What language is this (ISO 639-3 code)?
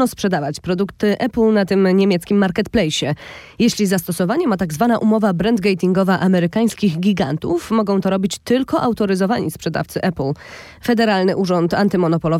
pol